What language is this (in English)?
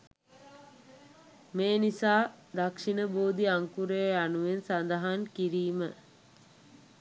Sinhala